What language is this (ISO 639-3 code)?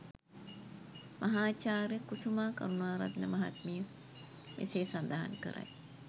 sin